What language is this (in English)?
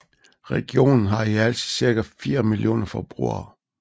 Danish